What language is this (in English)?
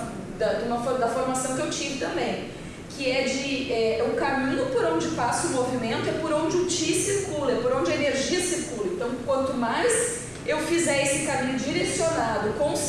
Portuguese